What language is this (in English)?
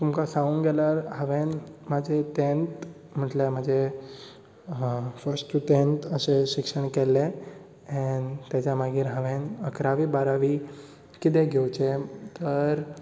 Konkani